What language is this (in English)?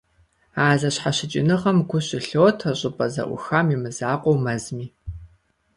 Kabardian